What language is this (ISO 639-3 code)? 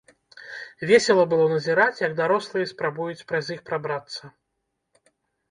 bel